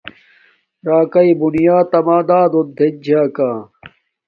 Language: Domaaki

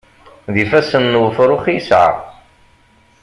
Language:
Kabyle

